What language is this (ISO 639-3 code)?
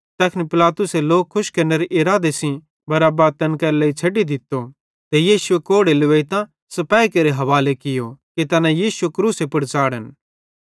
bhd